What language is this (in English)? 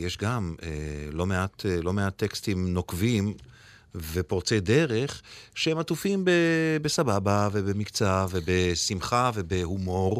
Hebrew